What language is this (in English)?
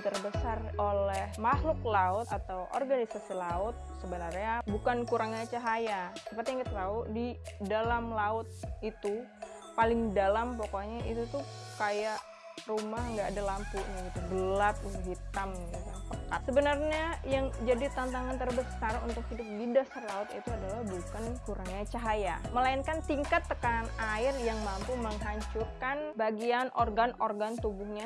Indonesian